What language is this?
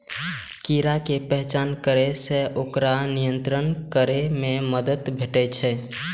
Maithili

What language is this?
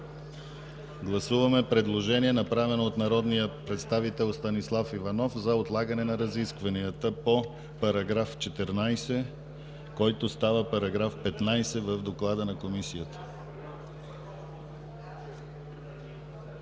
Bulgarian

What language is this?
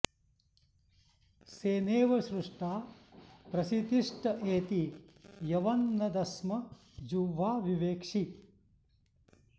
Sanskrit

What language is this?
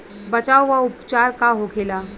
Bhojpuri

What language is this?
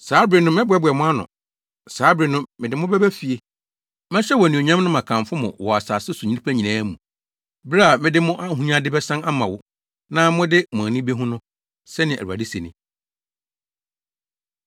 Akan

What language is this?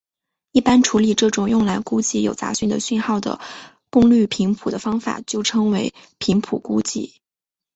Chinese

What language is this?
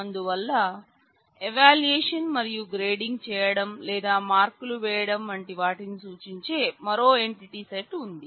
Telugu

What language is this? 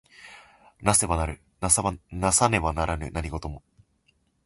Japanese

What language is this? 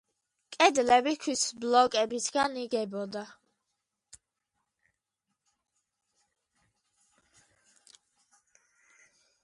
Georgian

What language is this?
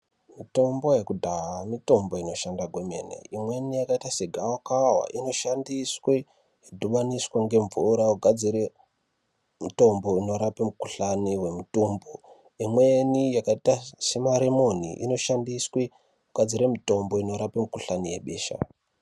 Ndau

